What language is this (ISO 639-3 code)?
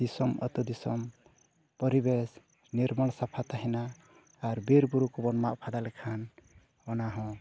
sat